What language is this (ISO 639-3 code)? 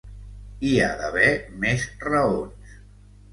cat